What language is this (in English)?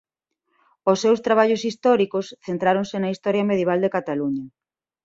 Galician